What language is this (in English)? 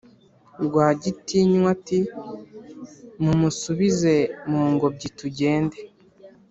Kinyarwanda